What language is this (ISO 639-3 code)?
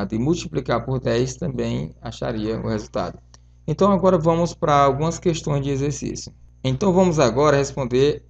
por